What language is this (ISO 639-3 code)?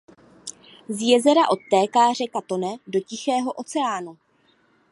ces